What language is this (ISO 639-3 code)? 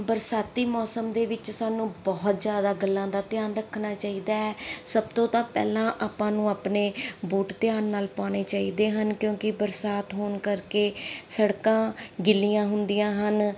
pan